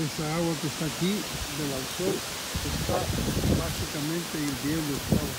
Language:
Spanish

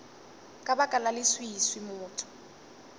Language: Northern Sotho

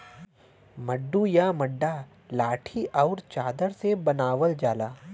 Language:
Bhojpuri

